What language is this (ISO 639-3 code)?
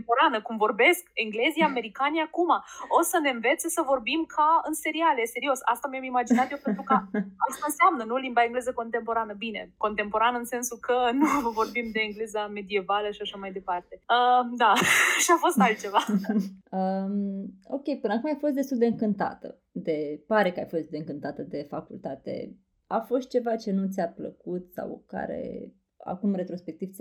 ron